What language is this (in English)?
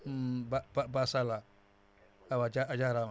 Wolof